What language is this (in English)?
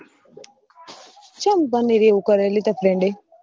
Gujarati